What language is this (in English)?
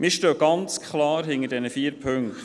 Swiss German